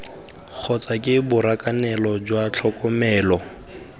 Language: Tswana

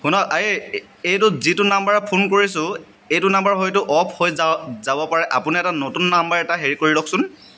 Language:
Assamese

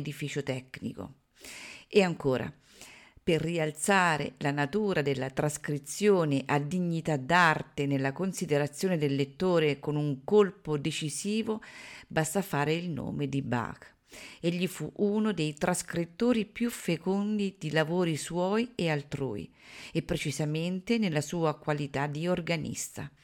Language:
Italian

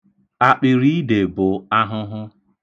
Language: Igbo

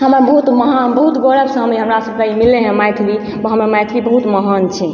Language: Maithili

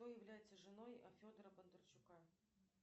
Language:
Russian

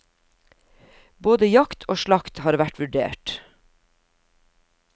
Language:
Norwegian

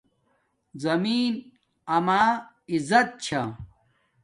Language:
Domaaki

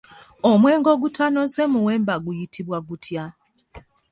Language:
Ganda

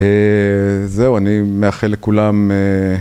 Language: Hebrew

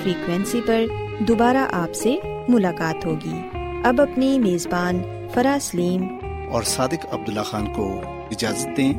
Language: Urdu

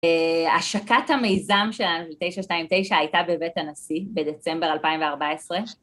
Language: Hebrew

